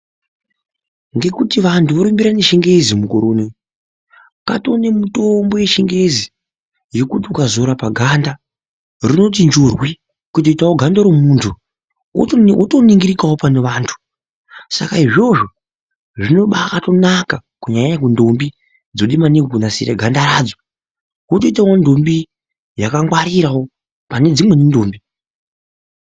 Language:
Ndau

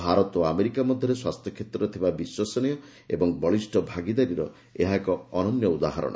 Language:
Odia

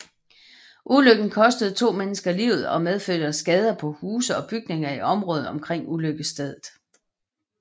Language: Danish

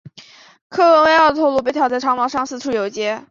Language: Chinese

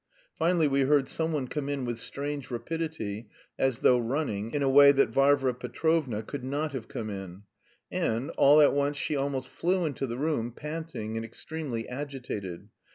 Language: English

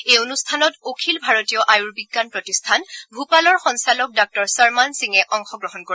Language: Assamese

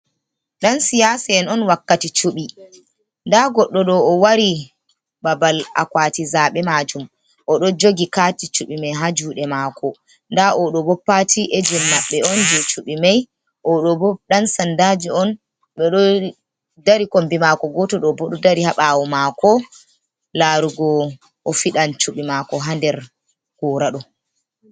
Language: Fula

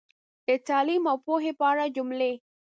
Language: Pashto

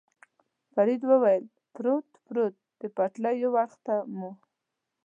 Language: Pashto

